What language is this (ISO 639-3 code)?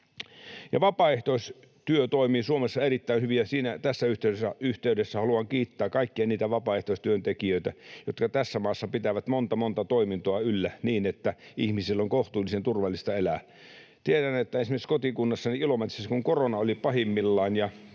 fin